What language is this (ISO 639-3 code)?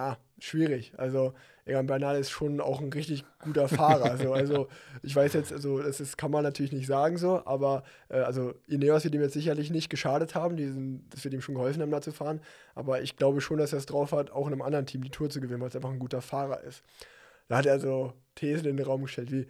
deu